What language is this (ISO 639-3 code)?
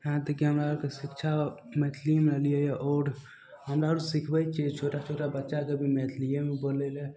mai